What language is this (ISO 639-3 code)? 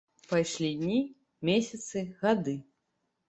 bel